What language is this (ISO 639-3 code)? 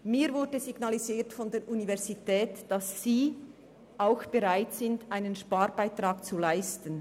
gsw